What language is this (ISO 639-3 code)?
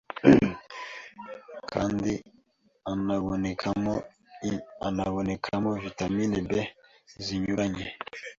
kin